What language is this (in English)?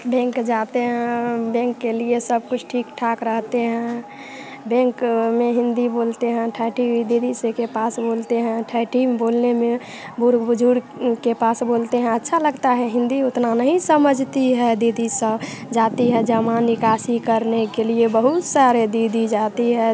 Hindi